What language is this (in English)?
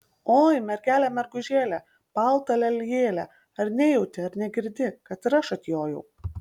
Lithuanian